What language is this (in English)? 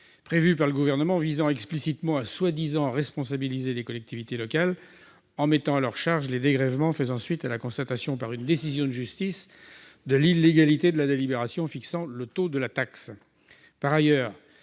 French